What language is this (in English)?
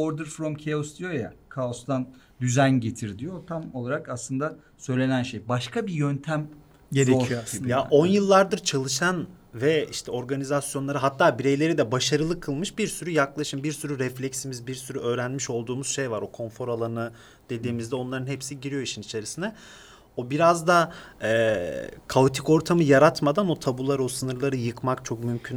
Turkish